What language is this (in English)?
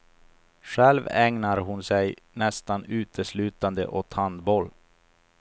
Swedish